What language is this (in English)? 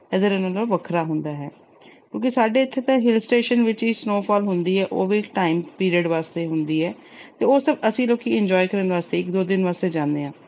Punjabi